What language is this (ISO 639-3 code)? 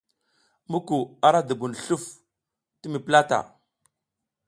giz